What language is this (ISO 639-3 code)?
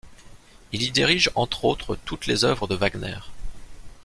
fra